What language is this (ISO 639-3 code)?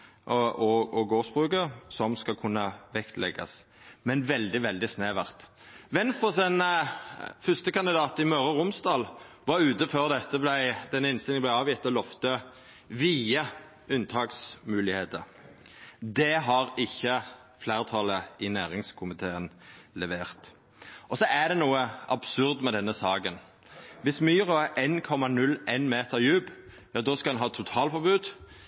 nno